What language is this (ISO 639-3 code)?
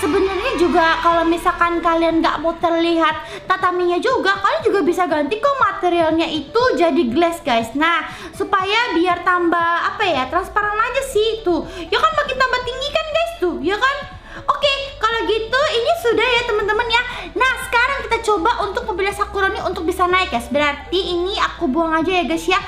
ind